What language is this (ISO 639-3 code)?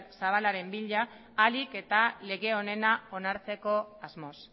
eus